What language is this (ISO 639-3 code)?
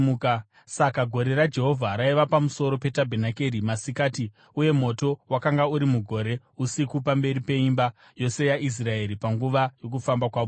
sna